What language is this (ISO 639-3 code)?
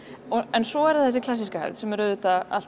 isl